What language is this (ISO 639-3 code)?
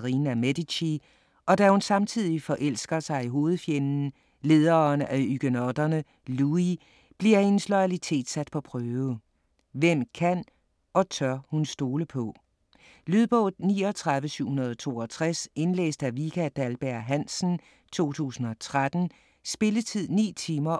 dan